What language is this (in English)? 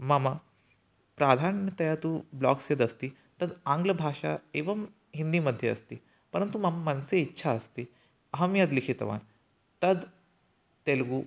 Sanskrit